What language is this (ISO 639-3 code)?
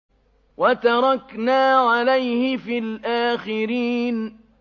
ara